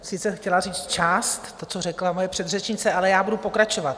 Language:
Czech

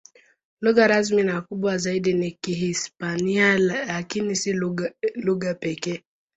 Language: Swahili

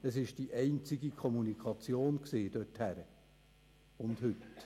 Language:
Swiss German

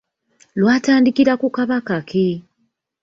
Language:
Ganda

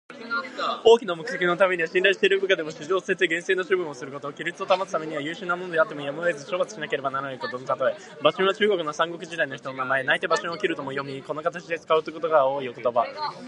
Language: Japanese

